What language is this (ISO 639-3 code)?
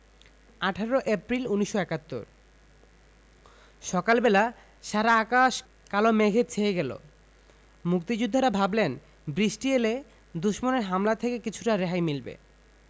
ben